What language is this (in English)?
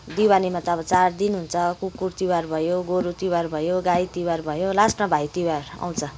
Nepali